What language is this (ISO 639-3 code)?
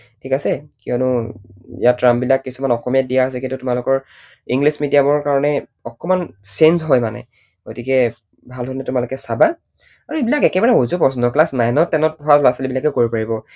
asm